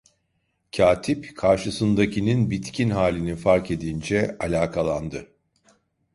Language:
Turkish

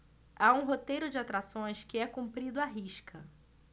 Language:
Portuguese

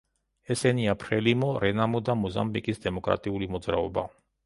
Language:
Georgian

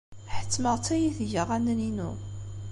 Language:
Kabyle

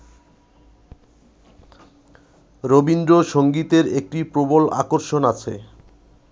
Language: Bangla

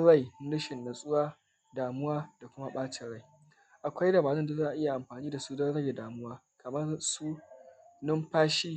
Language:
Hausa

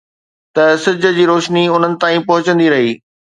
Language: Sindhi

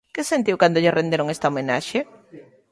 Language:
Galician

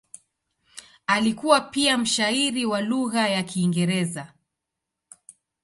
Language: Swahili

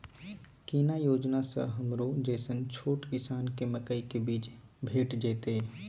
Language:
Maithili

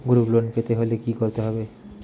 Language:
Bangla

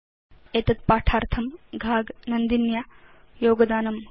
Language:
Sanskrit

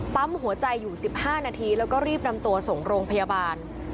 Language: Thai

